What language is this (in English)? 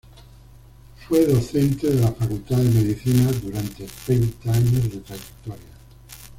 Spanish